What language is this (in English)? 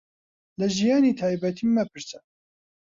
Central Kurdish